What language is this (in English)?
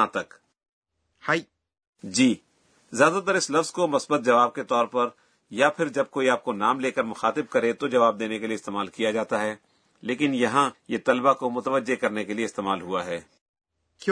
Urdu